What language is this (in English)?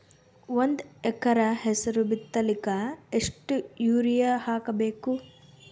Kannada